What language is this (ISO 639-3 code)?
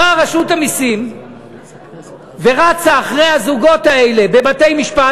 heb